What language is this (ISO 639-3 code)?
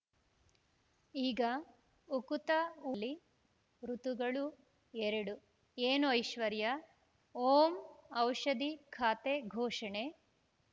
kan